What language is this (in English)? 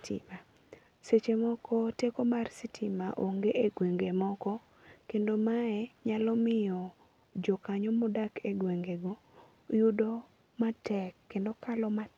Luo (Kenya and Tanzania)